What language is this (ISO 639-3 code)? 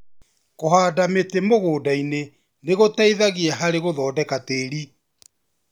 kik